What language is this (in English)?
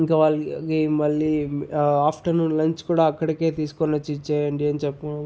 Telugu